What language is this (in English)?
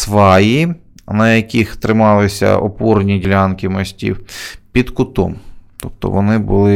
Ukrainian